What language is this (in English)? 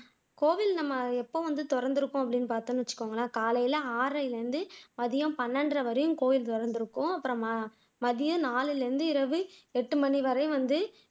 Tamil